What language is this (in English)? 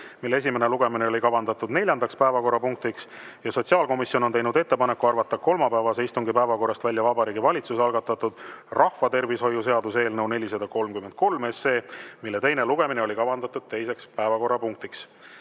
Estonian